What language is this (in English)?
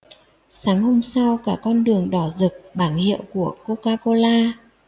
Vietnamese